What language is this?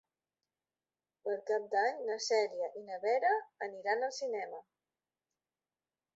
Catalan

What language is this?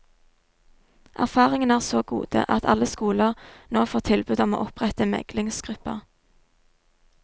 Norwegian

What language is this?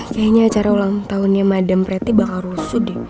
Indonesian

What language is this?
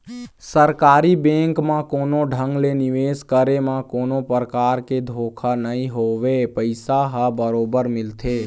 Chhattisgarhi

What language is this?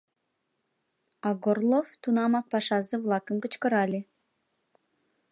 Mari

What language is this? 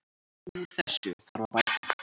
Icelandic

